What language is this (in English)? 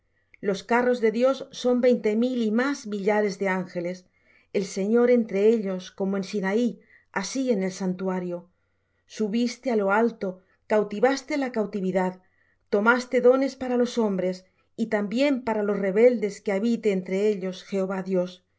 Spanish